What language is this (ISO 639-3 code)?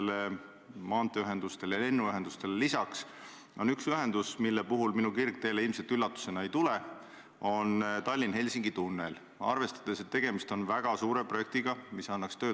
est